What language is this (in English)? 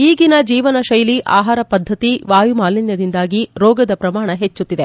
Kannada